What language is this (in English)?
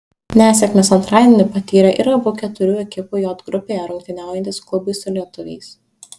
Lithuanian